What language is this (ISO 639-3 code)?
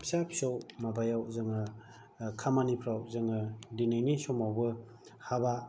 brx